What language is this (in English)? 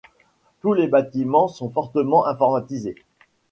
French